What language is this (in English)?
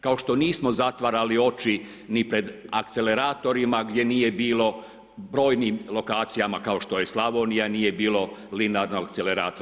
Croatian